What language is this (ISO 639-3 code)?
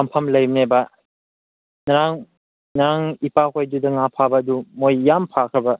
mni